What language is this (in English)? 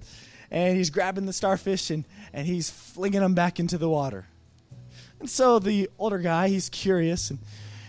English